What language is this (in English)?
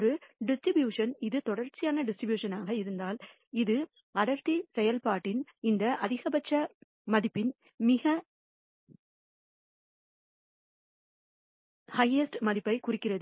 Tamil